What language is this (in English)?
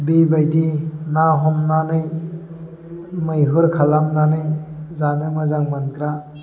Bodo